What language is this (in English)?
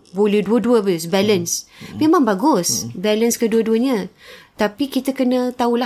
Malay